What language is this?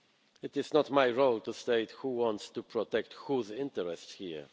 English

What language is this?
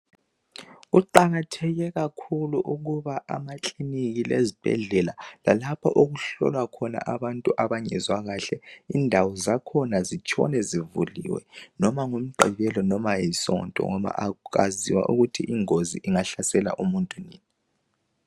North Ndebele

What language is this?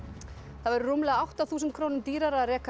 Icelandic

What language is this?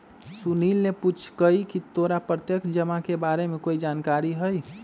Magahi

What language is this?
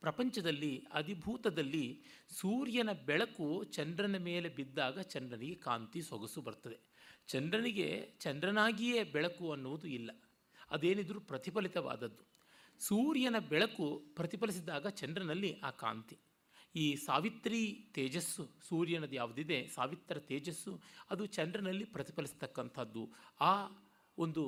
Kannada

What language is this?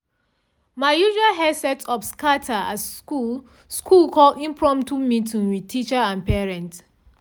Nigerian Pidgin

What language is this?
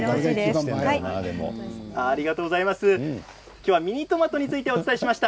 Japanese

